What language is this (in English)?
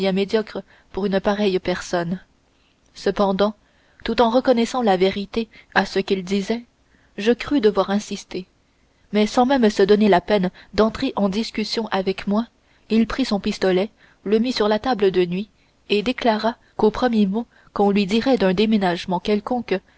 French